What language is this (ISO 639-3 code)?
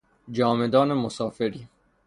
fas